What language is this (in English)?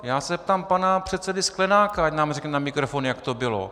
Czech